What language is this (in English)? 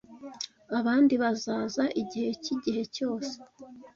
Kinyarwanda